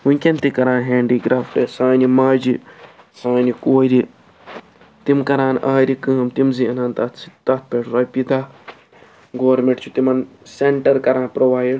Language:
Kashmiri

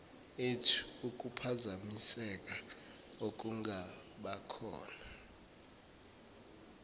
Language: Zulu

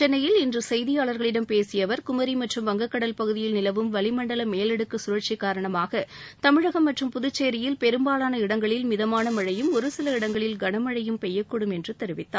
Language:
Tamil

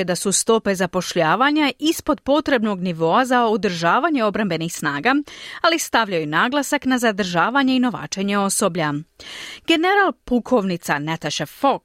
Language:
Croatian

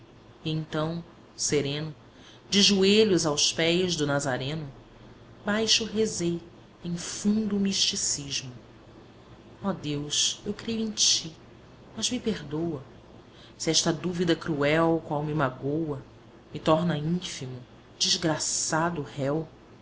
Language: Portuguese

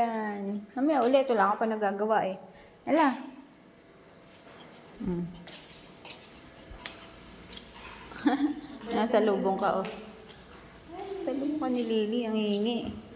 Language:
Filipino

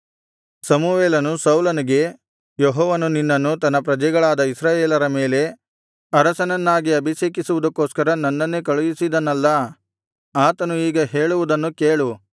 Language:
Kannada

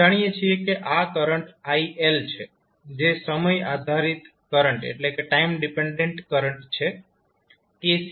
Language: Gujarati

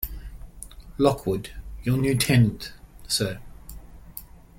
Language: English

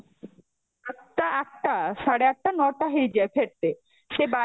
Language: Odia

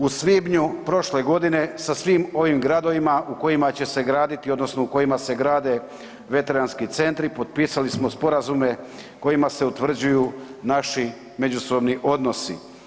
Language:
Croatian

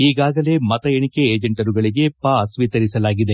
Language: Kannada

